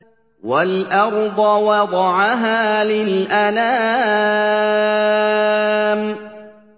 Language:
Arabic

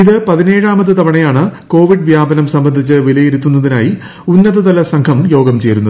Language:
Malayalam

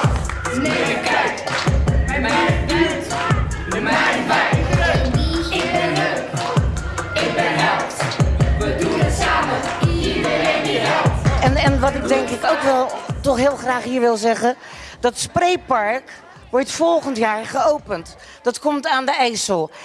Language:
Dutch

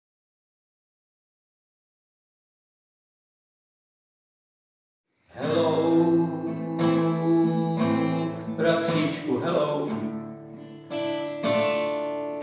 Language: Czech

